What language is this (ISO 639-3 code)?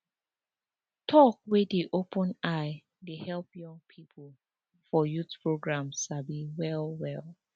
pcm